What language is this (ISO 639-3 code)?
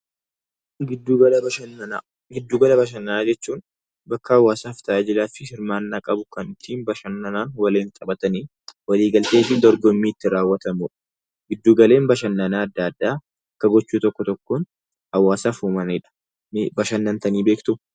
orm